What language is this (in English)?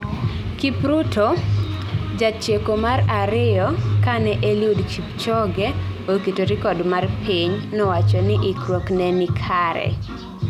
Luo (Kenya and Tanzania)